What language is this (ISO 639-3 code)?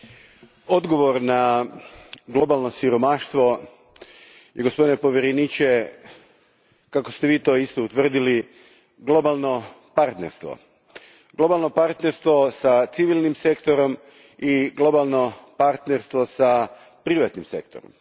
hrv